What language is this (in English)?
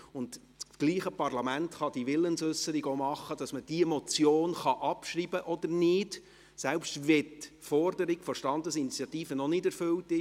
Swiss German